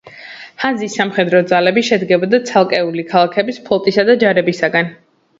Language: Georgian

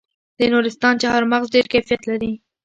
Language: Pashto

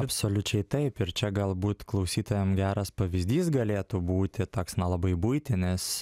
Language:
Lithuanian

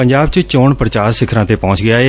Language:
Punjabi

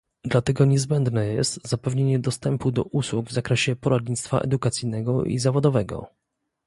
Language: Polish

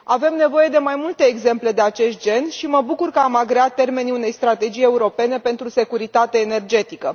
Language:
Romanian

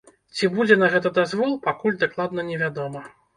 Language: Belarusian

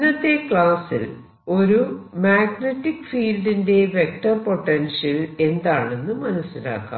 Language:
Malayalam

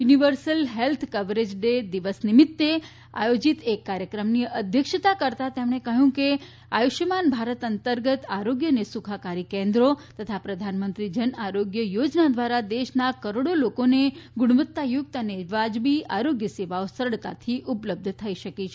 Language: Gujarati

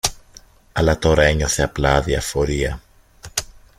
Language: Greek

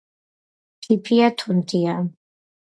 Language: Georgian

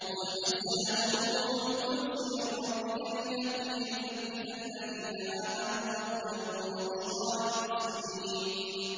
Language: Arabic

